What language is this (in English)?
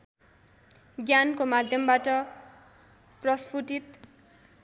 Nepali